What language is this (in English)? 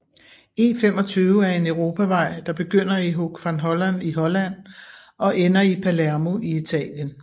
Danish